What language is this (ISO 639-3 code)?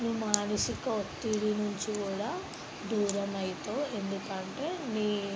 tel